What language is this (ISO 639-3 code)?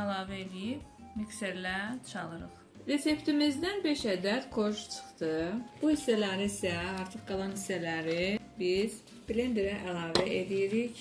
tur